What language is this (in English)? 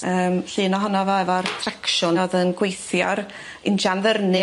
Welsh